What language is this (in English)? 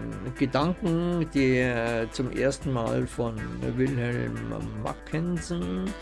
German